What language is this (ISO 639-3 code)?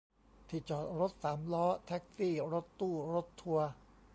tha